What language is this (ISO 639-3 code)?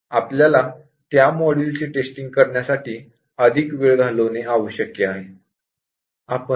mar